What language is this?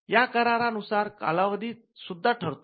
Marathi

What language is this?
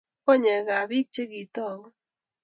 Kalenjin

